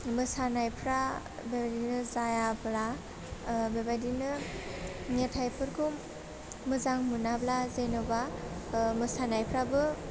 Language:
Bodo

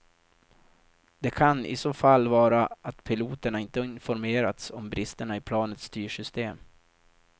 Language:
Swedish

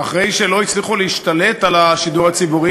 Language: Hebrew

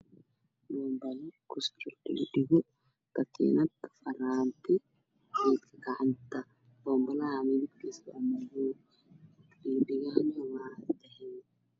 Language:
Somali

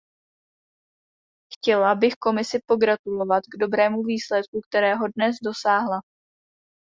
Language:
Czech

